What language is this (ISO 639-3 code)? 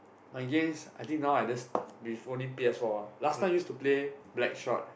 eng